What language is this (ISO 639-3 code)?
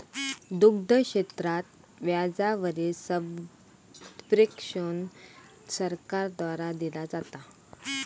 mar